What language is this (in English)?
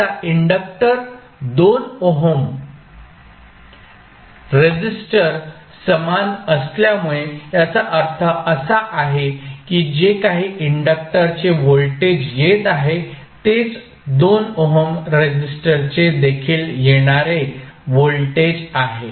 Marathi